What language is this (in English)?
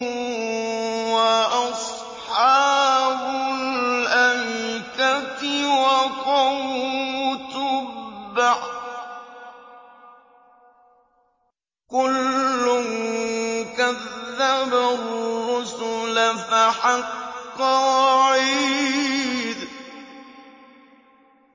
Arabic